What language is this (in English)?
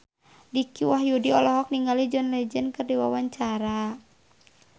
Sundanese